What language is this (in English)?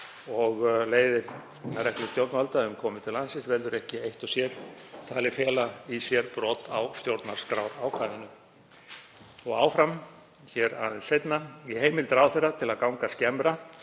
Icelandic